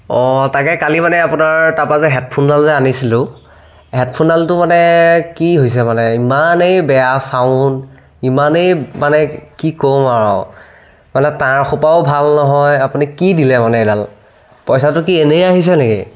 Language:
Assamese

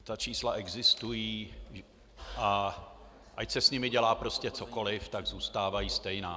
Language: Czech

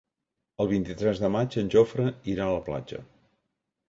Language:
Catalan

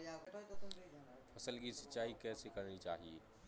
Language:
Hindi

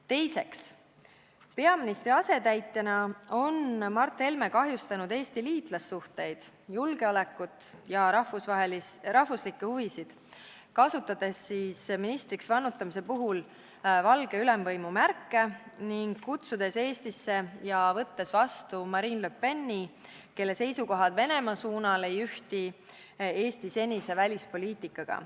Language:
Estonian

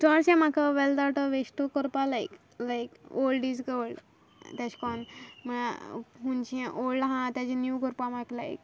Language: Konkani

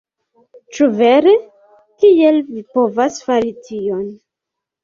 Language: Esperanto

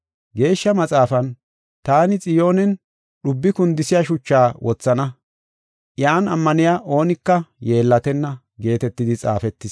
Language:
Gofa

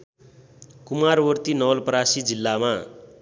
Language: Nepali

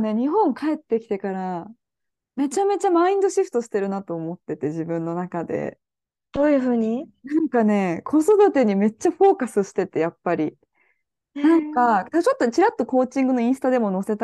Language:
Japanese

